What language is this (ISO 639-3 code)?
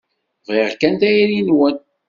kab